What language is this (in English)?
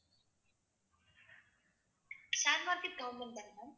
Tamil